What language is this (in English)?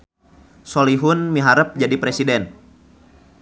Sundanese